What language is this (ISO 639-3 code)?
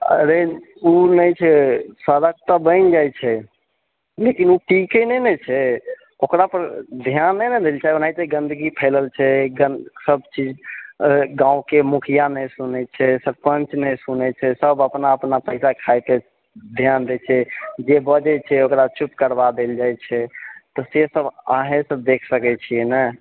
mai